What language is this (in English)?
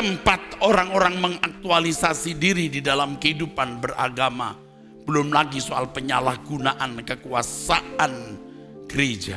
Indonesian